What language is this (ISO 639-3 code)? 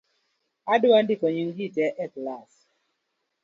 luo